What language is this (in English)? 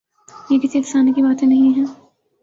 Urdu